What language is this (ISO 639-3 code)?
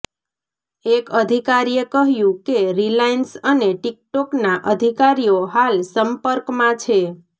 guj